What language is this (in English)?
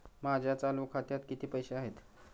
Marathi